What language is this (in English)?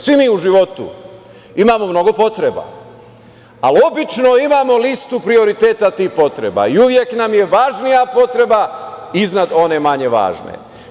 Serbian